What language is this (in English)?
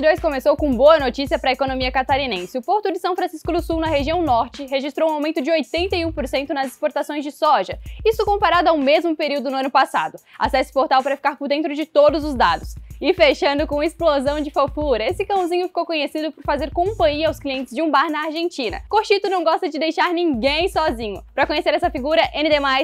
Portuguese